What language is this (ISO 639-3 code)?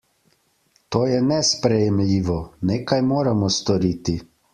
slv